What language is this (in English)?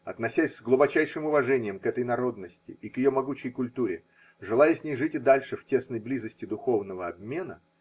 Russian